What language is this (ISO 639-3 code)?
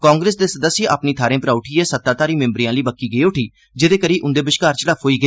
doi